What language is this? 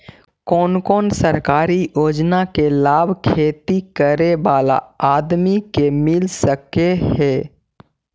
Magahi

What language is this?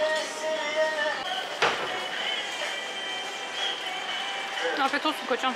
Turkish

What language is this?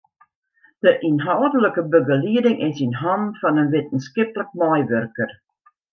Western Frisian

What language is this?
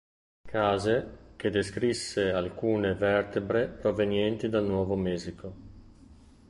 Italian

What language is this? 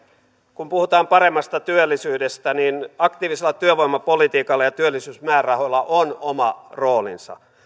Finnish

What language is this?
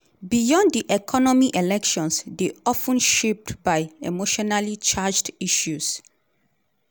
Nigerian Pidgin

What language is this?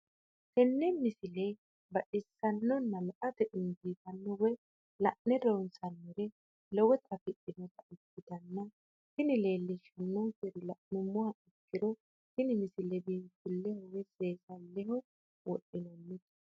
Sidamo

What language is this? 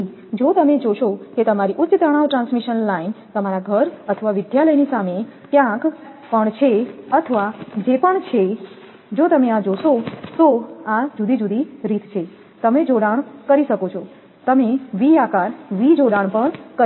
Gujarati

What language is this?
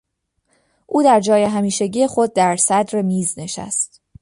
Persian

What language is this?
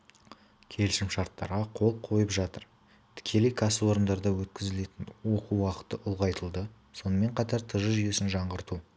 Kazakh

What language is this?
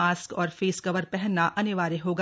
Hindi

